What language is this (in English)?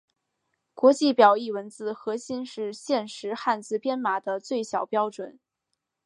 Chinese